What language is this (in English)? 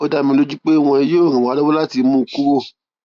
Yoruba